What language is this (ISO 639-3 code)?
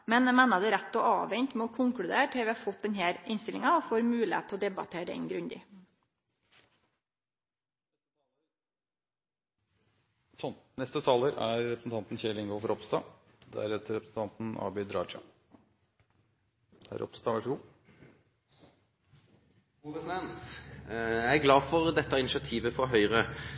nor